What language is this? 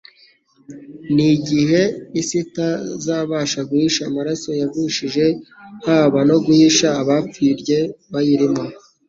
Kinyarwanda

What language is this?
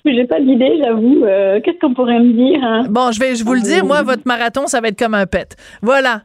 French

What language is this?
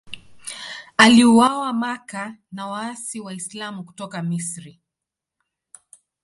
Swahili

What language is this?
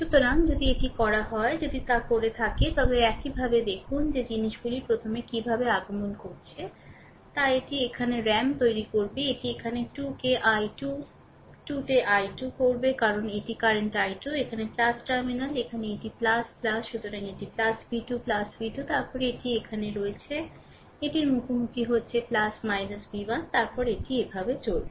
Bangla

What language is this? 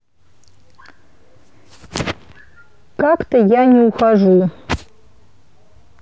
Russian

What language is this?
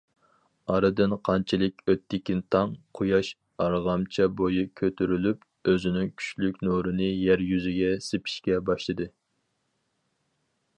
Uyghur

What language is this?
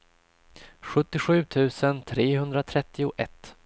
Swedish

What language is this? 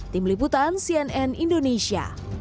Indonesian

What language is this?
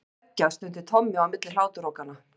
Icelandic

